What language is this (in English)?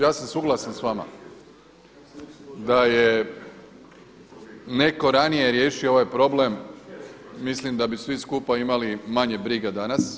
Croatian